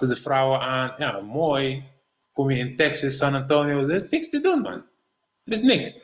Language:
Dutch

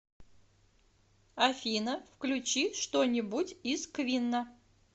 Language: Russian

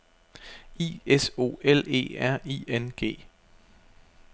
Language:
Danish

